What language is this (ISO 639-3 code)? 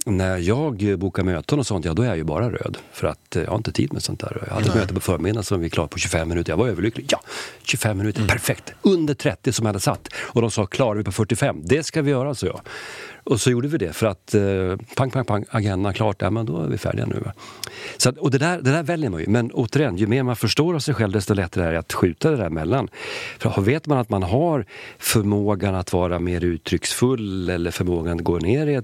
swe